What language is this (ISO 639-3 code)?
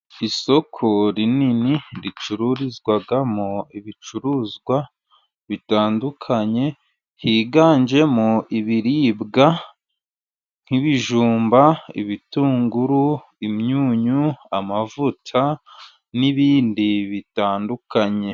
kin